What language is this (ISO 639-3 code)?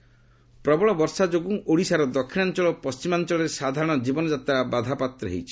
ori